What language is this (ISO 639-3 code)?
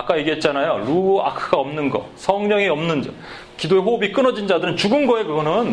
kor